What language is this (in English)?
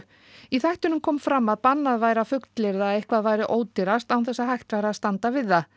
Icelandic